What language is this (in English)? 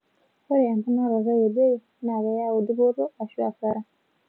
Masai